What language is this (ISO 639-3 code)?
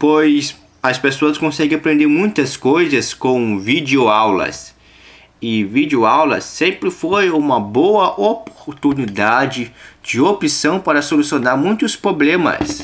por